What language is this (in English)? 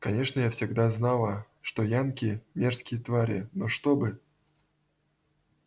Russian